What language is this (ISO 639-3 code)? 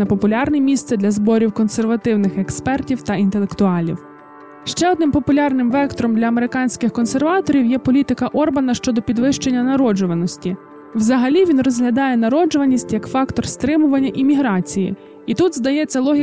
ukr